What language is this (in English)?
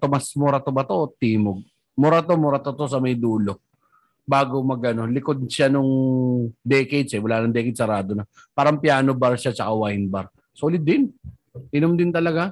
Filipino